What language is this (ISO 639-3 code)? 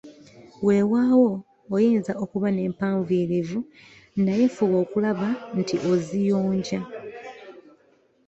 lug